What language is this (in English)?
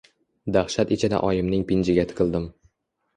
Uzbek